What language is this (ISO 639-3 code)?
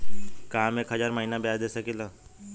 bho